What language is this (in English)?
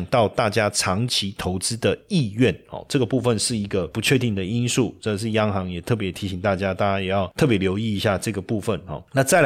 Chinese